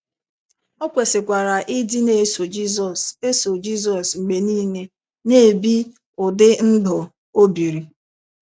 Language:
Igbo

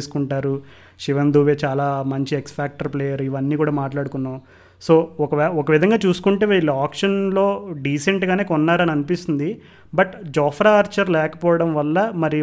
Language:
Telugu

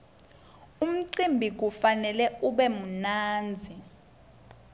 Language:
Swati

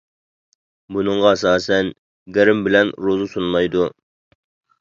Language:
Uyghur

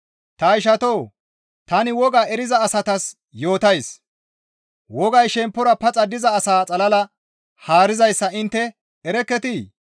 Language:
Gamo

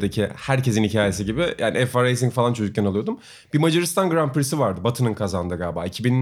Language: Turkish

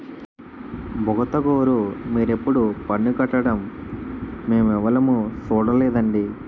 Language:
Telugu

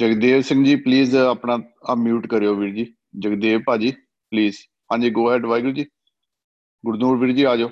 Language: Punjabi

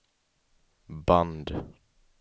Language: Swedish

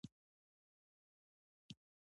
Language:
Pashto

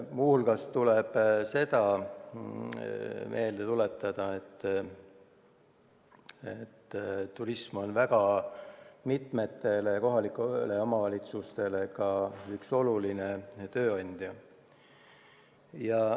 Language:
Estonian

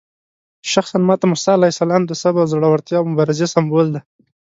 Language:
Pashto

